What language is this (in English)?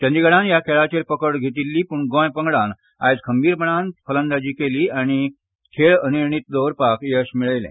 Konkani